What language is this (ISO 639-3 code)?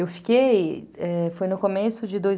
por